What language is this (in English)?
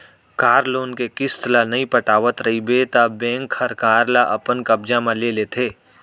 Chhattisgarhi